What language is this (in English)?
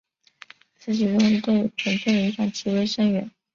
Chinese